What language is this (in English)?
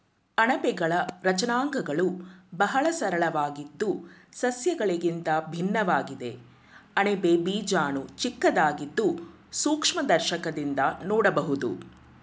Kannada